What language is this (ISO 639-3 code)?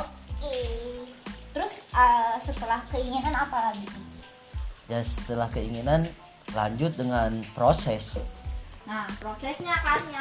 ind